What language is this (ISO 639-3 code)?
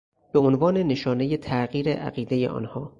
fas